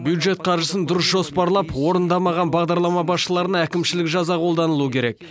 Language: Kazakh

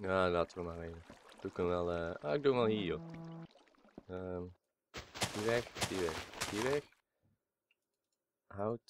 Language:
Dutch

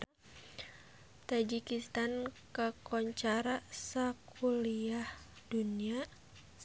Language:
Sundanese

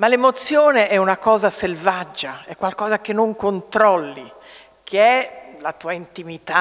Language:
Italian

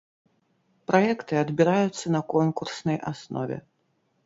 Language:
Belarusian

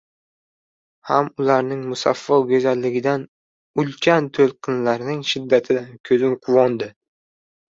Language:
Uzbek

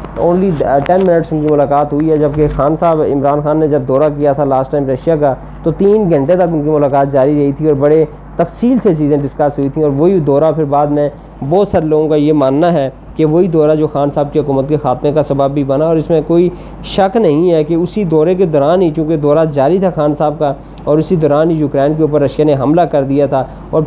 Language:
Urdu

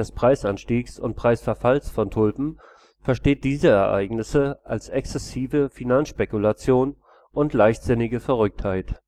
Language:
German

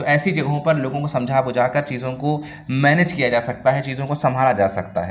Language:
Urdu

